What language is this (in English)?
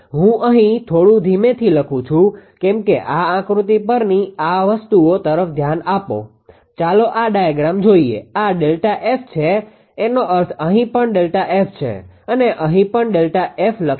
Gujarati